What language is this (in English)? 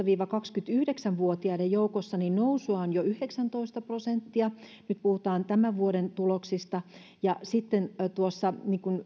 Finnish